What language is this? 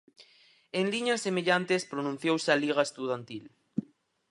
Galician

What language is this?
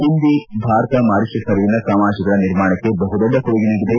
Kannada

